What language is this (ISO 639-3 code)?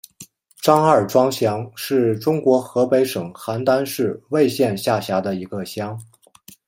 zho